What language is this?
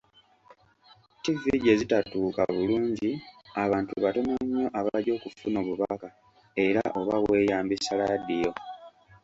Ganda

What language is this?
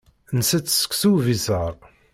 Kabyle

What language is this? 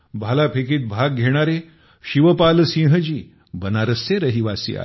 Marathi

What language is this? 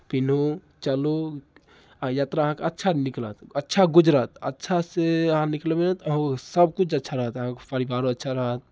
Maithili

